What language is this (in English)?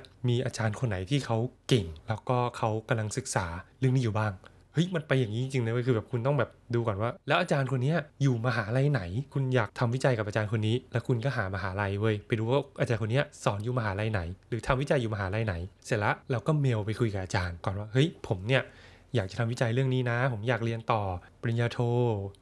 Thai